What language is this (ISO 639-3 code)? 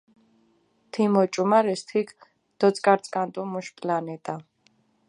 xmf